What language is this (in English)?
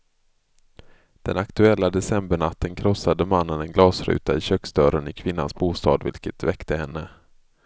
Swedish